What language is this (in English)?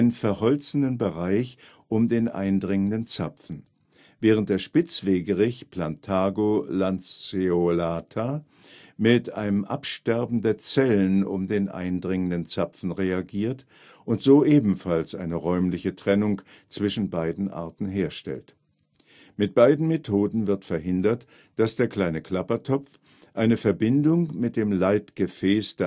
German